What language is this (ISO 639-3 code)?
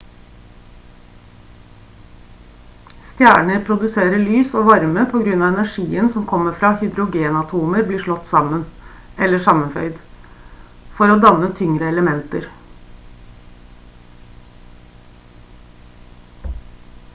nob